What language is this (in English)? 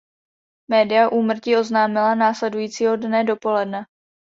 Czech